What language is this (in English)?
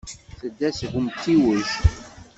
Kabyle